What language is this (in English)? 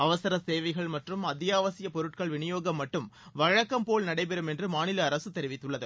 Tamil